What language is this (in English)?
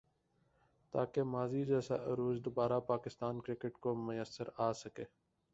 Urdu